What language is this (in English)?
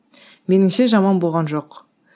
Kazakh